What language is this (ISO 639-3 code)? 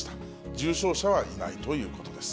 jpn